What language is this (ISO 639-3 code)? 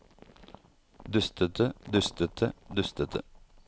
nor